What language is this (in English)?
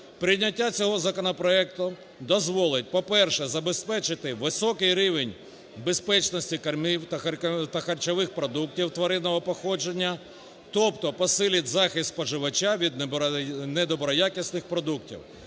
Ukrainian